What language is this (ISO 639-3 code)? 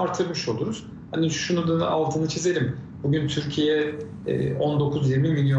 tur